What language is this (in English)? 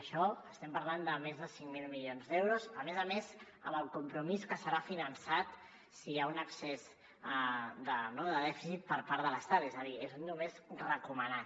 Catalan